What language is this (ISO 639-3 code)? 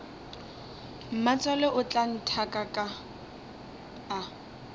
nso